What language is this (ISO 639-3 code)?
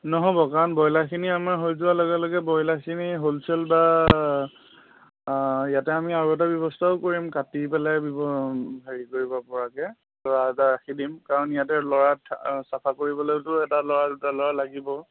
asm